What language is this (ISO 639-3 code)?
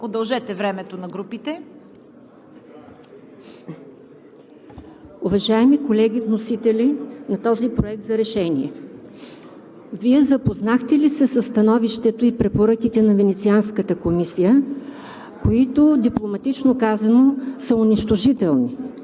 bul